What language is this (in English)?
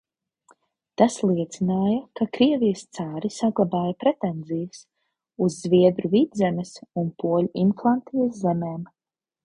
Latvian